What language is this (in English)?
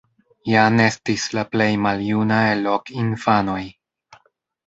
Esperanto